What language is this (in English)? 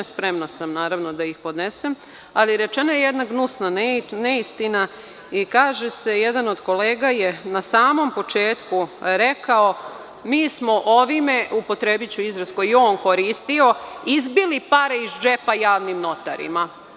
Serbian